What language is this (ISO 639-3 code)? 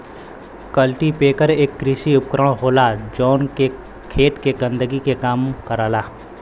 bho